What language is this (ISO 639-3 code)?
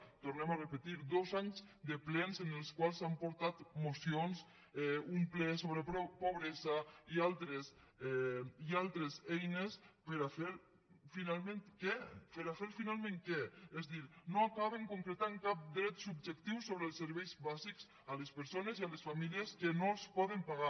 cat